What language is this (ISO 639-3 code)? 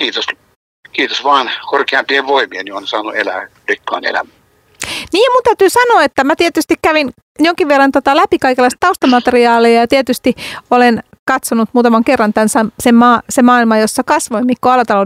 fin